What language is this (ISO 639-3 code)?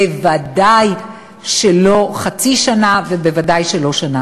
heb